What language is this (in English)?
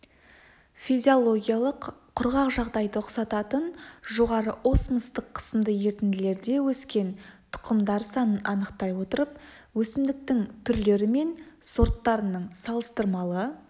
Kazakh